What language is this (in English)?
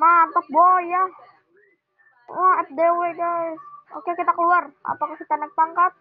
Indonesian